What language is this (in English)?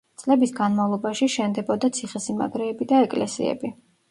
Georgian